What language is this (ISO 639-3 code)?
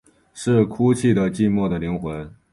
zho